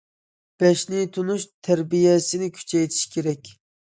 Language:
Uyghur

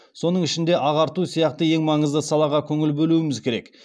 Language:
Kazakh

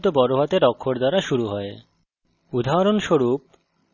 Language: Bangla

